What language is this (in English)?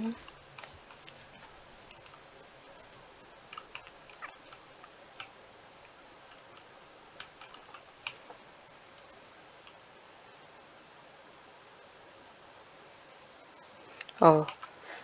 Portuguese